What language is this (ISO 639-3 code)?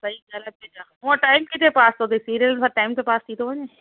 snd